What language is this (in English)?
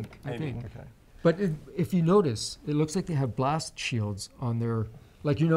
English